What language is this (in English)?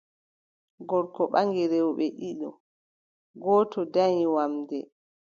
Adamawa Fulfulde